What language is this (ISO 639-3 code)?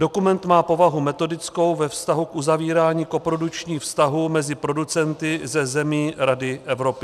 ces